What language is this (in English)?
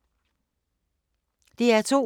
Danish